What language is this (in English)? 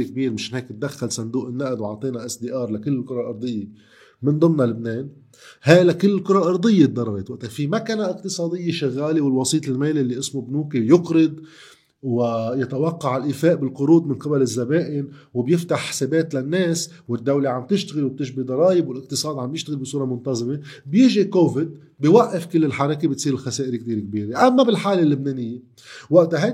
Arabic